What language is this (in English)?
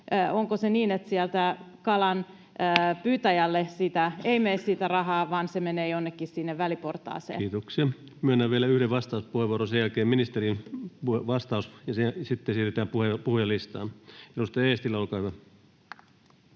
Finnish